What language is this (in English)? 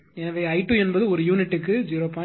Tamil